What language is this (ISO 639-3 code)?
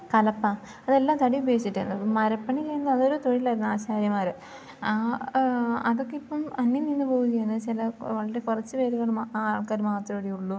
mal